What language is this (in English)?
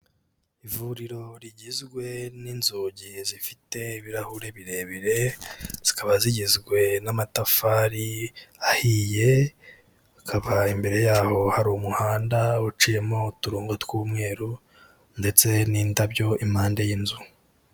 Kinyarwanda